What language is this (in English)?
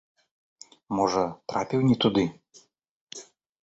Belarusian